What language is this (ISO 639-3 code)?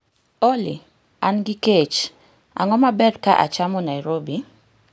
luo